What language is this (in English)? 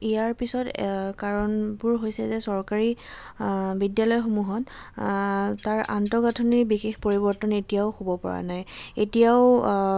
Assamese